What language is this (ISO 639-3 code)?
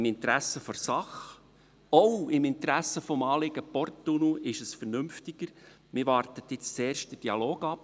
gsw